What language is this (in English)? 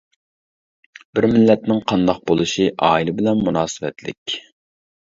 Uyghur